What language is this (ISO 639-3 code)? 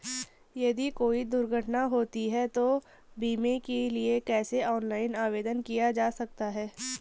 hin